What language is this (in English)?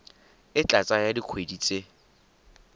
Tswana